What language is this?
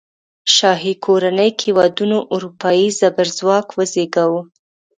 Pashto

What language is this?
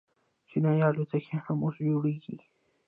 Pashto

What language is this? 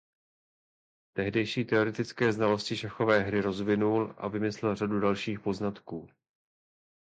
Czech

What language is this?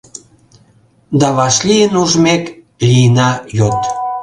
Mari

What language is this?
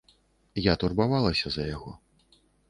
Belarusian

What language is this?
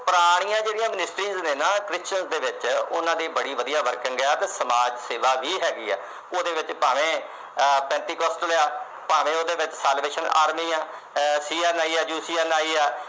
Punjabi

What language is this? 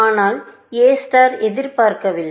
Tamil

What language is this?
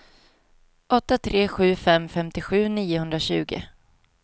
Swedish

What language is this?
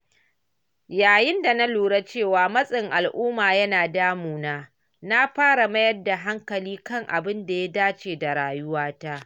Hausa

